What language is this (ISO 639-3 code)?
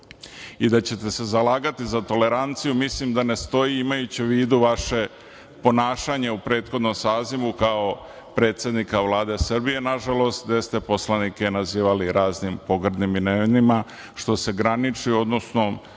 srp